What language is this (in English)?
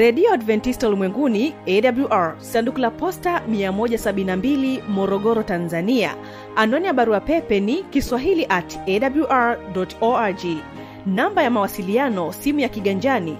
Swahili